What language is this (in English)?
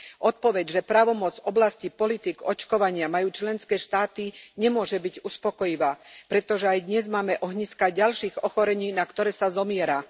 Slovak